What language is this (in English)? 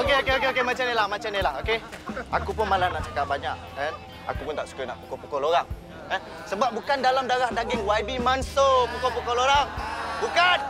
Malay